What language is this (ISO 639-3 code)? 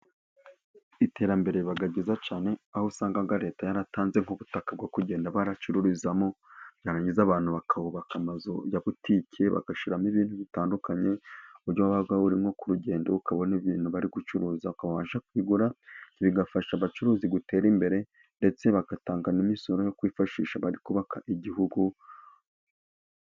kin